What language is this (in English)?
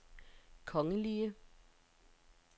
Danish